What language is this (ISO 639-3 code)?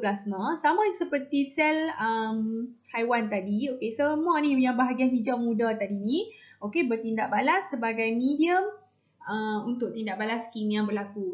msa